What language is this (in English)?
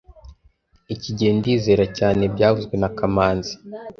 Kinyarwanda